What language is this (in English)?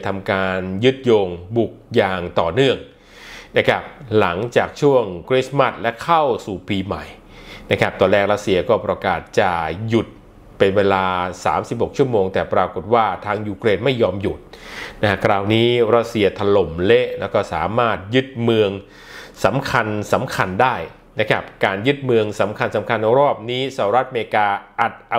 Thai